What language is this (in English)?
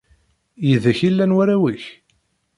Kabyle